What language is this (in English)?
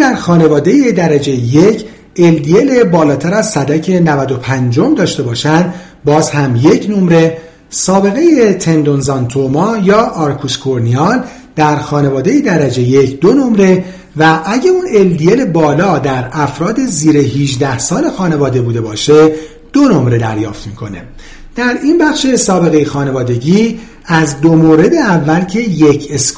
Persian